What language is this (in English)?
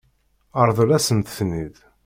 Kabyle